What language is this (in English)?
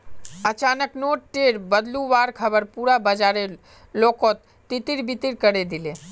Magahi